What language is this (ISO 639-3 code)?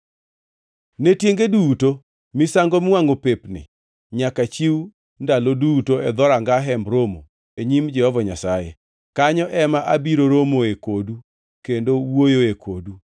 luo